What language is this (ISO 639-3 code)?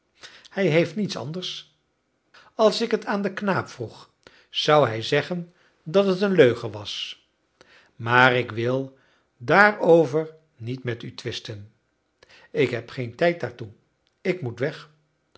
nld